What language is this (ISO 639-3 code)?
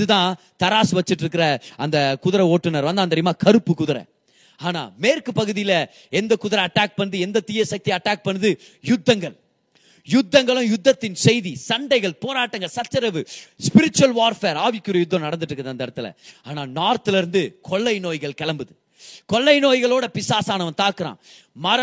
tam